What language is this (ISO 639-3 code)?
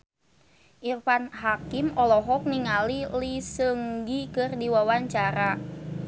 sun